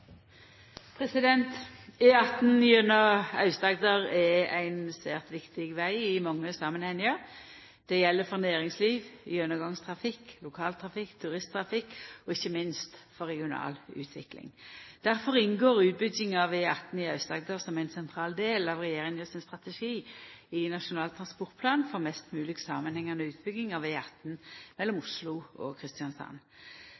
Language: Norwegian Nynorsk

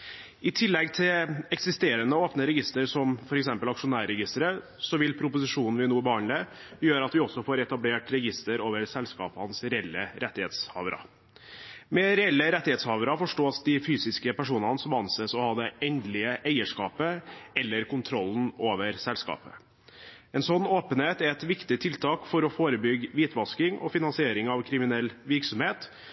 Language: Norwegian Bokmål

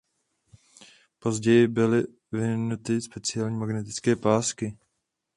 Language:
Czech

